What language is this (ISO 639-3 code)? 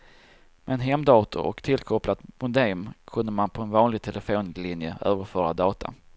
swe